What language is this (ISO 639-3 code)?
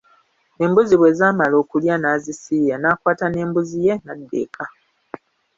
lug